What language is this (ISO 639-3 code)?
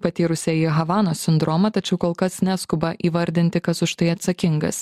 lit